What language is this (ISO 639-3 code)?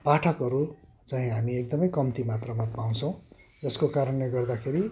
nep